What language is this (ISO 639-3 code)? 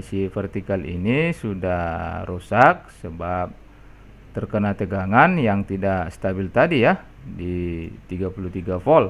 ind